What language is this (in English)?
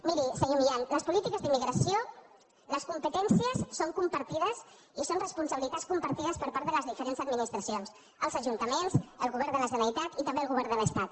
Catalan